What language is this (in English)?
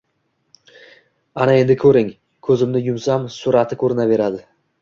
Uzbek